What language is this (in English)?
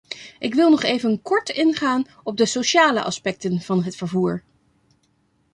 Dutch